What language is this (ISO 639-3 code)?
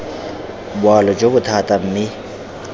tsn